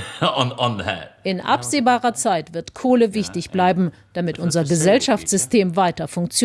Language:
German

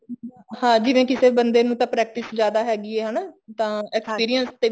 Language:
Punjabi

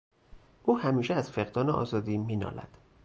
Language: Persian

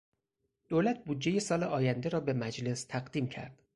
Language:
Persian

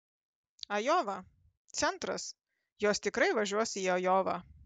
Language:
Lithuanian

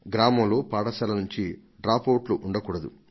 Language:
Telugu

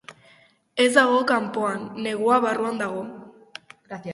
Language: Basque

